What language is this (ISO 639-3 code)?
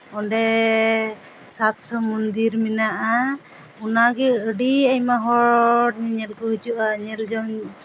sat